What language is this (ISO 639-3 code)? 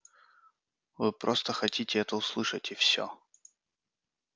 rus